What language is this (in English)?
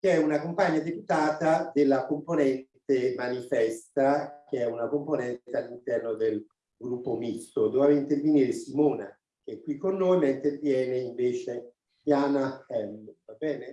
Italian